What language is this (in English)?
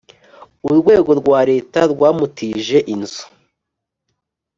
Kinyarwanda